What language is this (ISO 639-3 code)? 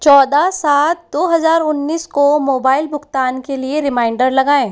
hin